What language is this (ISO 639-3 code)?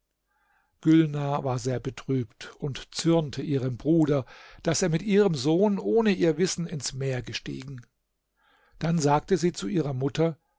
deu